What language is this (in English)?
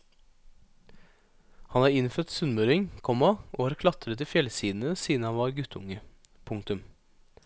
Norwegian